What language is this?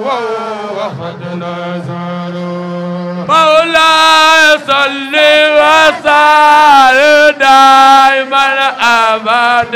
Arabic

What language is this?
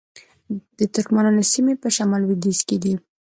Pashto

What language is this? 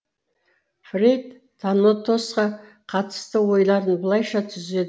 Kazakh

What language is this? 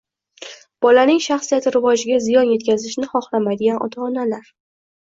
Uzbek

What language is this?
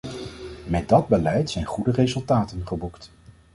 Dutch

